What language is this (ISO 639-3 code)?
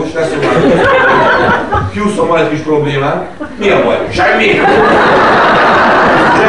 hun